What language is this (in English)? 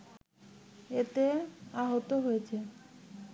Bangla